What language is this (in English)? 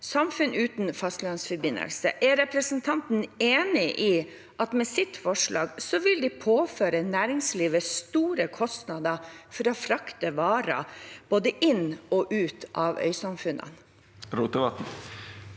Norwegian